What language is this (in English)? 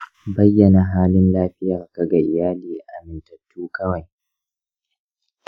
Hausa